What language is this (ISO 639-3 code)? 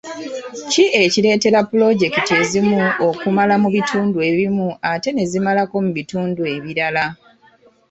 lug